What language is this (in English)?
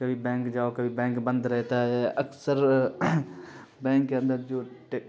Urdu